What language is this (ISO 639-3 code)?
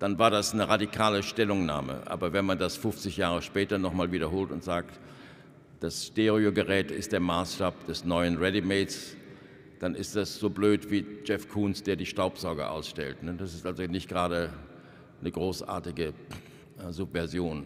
deu